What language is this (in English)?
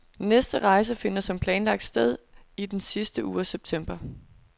Danish